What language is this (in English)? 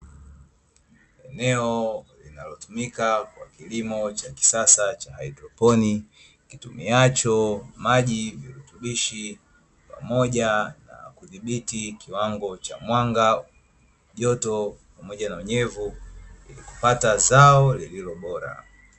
Swahili